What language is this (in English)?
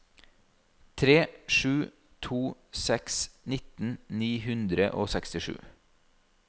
Norwegian